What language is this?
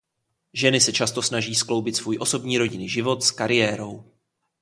Czech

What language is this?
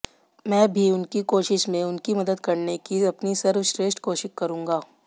Hindi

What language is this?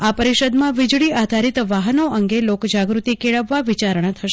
Gujarati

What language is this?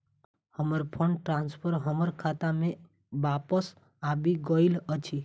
Maithili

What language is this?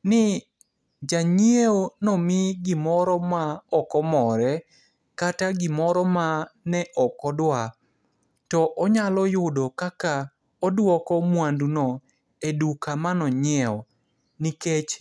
Luo (Kenya and Tanzania)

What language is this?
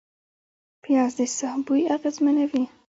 Pashto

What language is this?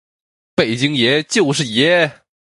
Chinese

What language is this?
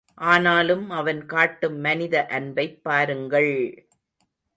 Tamil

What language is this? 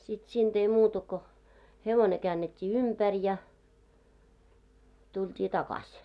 Finnish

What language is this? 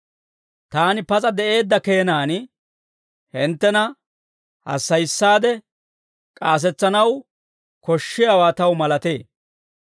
Dawro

